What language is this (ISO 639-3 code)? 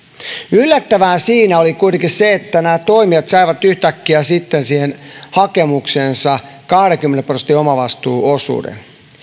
fin